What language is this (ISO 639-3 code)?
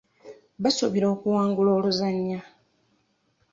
lug